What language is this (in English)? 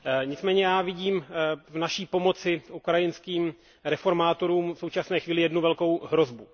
Czech